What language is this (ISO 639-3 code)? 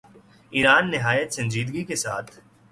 urd